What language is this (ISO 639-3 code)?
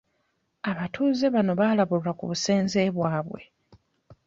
lug